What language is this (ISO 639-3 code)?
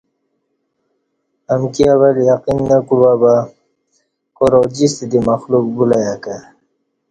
bsh